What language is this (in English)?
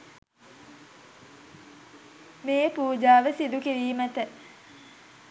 Sinhala